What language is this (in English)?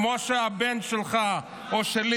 Hebrew